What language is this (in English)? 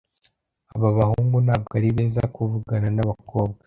Kinyarwanda